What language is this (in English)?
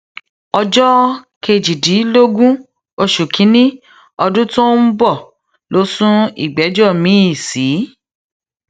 Yoruba